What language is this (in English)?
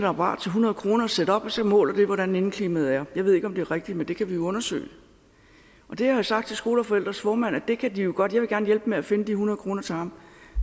Danish